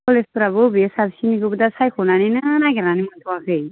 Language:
Bodo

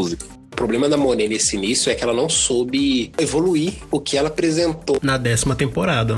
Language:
Portuguese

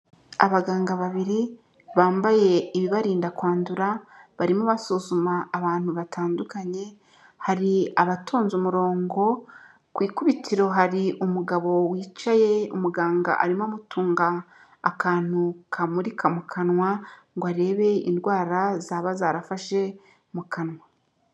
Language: Kinyarwanda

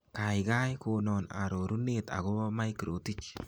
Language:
Kalenjin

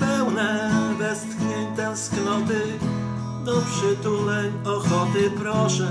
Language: Polish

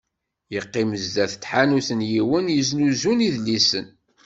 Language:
Kabyle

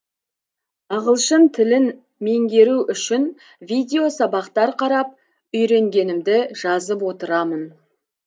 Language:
Kazakh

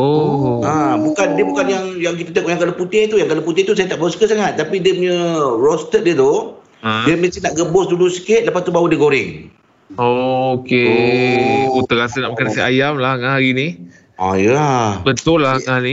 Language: Malay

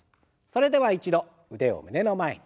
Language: Japanese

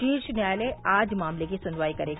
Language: Hindi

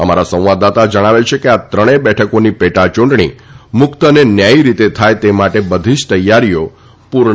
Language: Gujarati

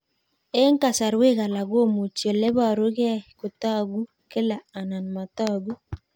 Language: Kalenjin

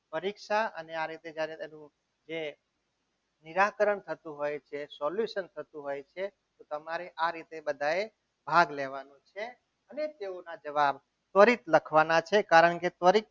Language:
Gujarati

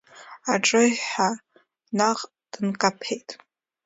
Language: Abkhazian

